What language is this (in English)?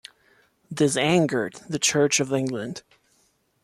English